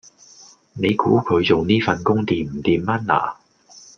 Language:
Cantonese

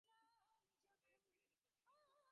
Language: Bangla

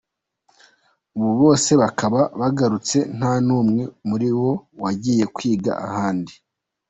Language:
Kinyarwanda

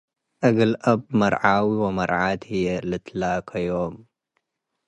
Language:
Tigre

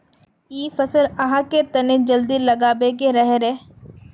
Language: Magahi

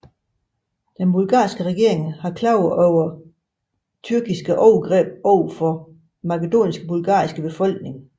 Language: Danish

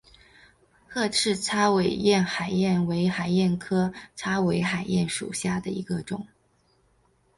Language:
Chinese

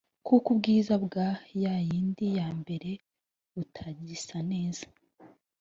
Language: Kinyarwanda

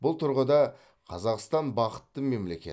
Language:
Kazakh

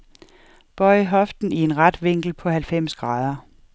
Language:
Danish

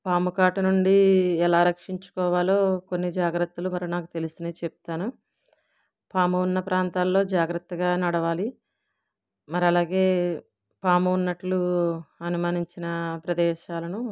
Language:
Telugu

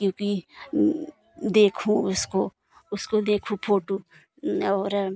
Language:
Hindi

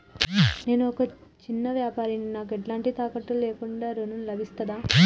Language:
Telugu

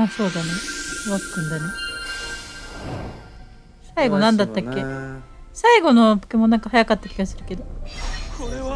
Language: Japanese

